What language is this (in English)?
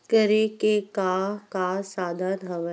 Chhattisgarhi